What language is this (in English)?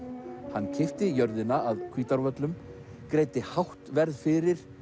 Icelandic